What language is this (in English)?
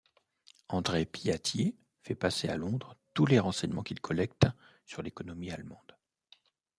French